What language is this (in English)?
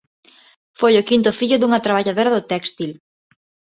Galician